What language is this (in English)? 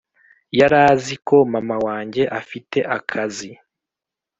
Kinyarwanda